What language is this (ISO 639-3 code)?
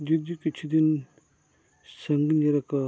sat